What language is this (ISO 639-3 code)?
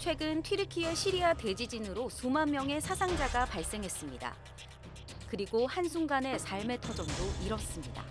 kor